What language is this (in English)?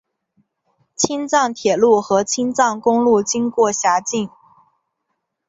Chinese